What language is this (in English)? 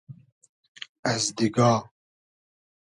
Hazaragi